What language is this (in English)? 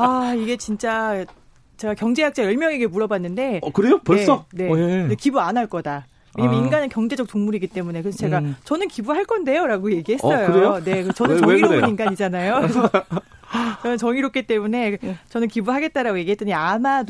Korean